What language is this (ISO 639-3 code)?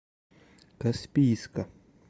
rus